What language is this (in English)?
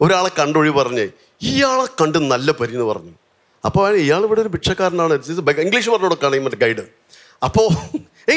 Turkish